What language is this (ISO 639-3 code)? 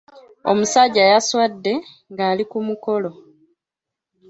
lug